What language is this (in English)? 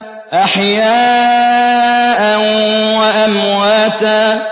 Arabic